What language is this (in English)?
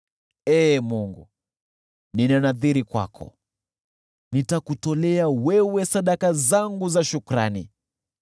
Swahili